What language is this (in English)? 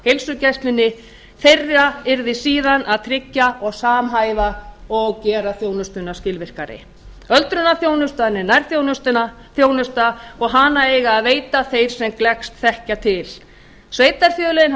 Icelandic